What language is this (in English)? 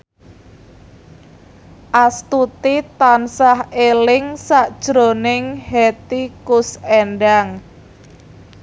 Javanese